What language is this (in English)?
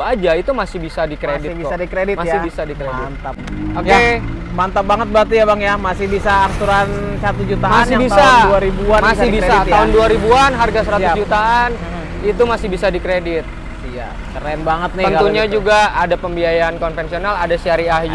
Indonesian